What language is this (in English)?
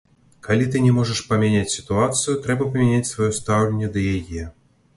Belarusian